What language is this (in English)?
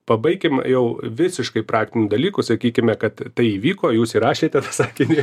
Lithuanian